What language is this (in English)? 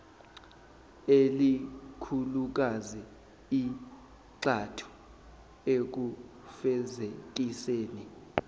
Zulu